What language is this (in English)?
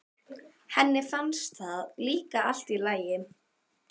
Icelandic